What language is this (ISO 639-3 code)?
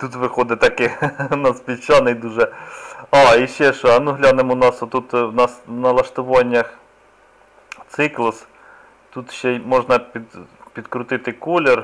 ukr